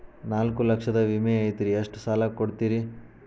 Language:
Kannada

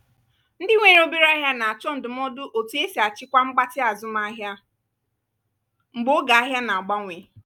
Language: Igbo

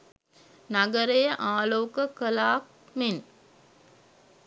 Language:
Sinhala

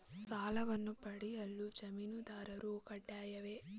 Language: Kannada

